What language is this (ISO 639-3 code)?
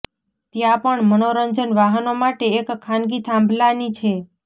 guj